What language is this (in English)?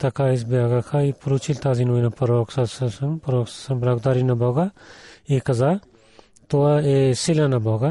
Bulgarian